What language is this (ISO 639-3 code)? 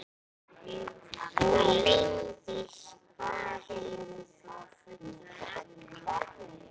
isl